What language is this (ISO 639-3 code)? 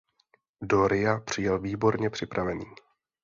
ces